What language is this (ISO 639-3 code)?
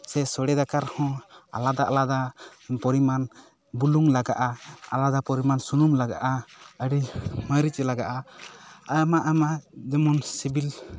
sat